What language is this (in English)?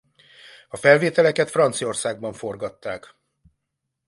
Hungarian